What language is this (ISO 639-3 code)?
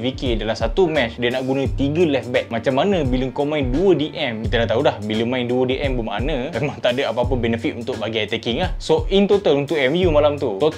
msa